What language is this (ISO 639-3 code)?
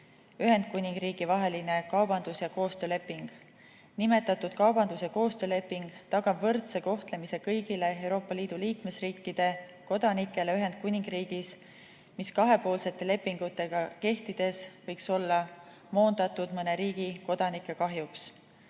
est